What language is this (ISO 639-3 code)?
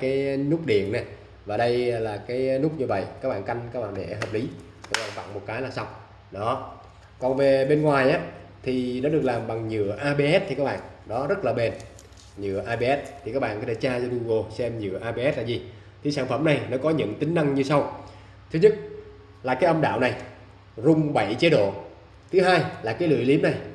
vie